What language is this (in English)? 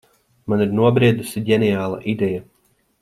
Latvian